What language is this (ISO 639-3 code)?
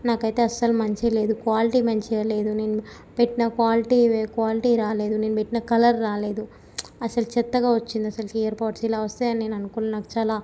tel